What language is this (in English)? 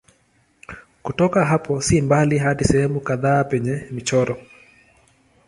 Swahili